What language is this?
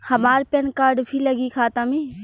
Bhojpuri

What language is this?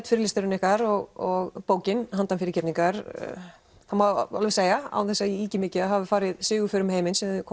Icelandic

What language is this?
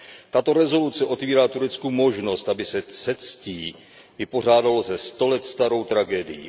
Czech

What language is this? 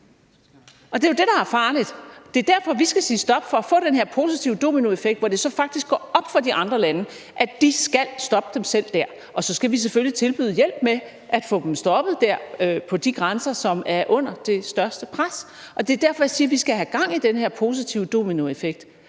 Danish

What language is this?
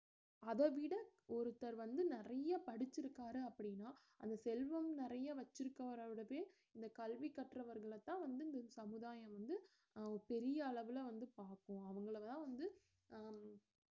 Tamil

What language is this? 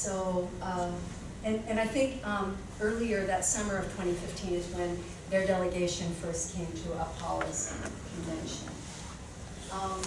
English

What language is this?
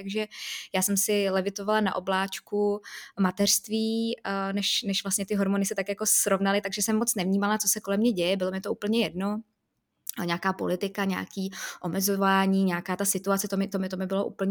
Czech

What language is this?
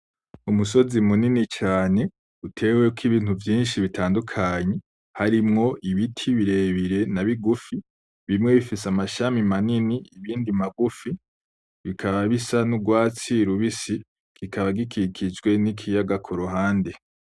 Rundi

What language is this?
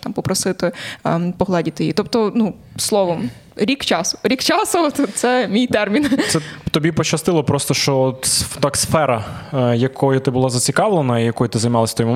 Ukrainian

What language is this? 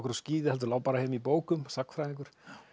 Icelandic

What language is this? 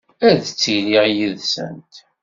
Kabyle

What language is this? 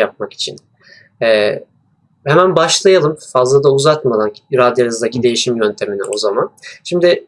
Turkish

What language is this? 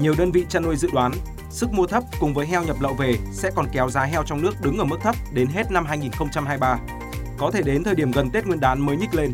Vietnamese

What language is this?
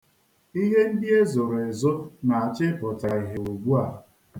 Igbo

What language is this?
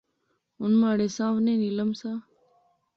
Pahari-Potwari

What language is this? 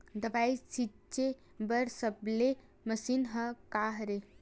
Chhattisgarhi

